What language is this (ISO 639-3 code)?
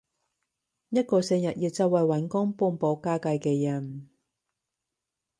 yue